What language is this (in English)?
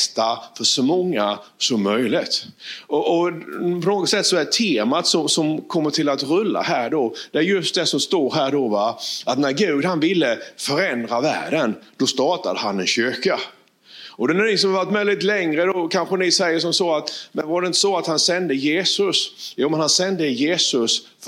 Swedish